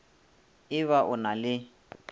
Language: Northern Sotho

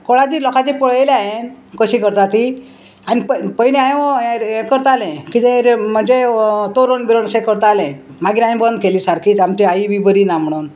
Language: Konkani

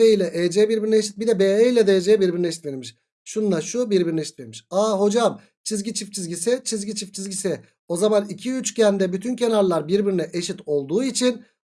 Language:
Turkish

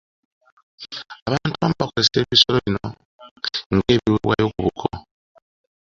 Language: Ganda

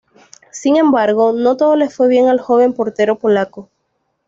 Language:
Spanish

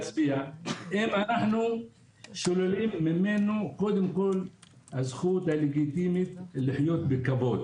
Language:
Hebrew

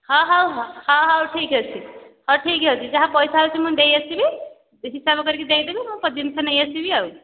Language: Odia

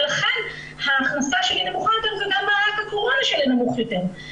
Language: Hebrew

